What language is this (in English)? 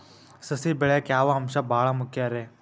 Kannada